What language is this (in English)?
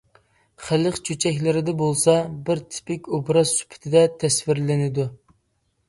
Uyghur